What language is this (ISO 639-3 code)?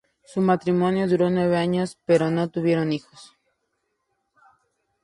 spa